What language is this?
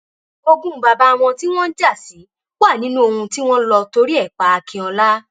Yoruba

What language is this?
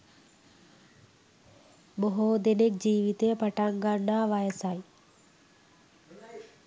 Sinhala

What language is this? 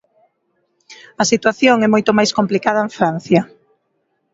Galician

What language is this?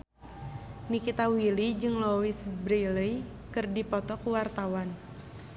Sundanese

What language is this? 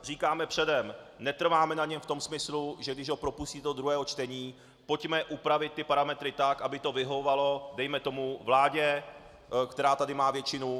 Czech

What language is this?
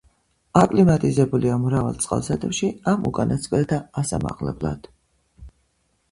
Georgian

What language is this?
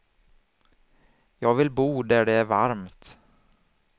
Swedish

